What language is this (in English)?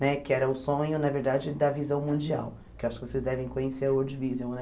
Portuguese